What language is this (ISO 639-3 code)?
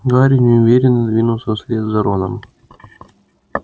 rus